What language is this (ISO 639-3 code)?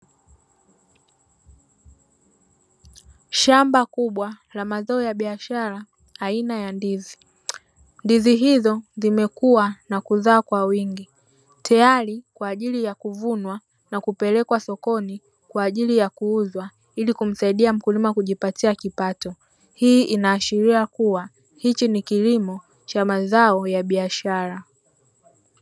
swa